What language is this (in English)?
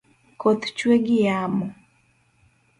Luo (Kenya and Tanzania)